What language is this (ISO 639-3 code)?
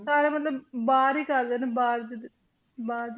pan